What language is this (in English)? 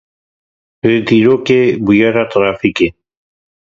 Kurdish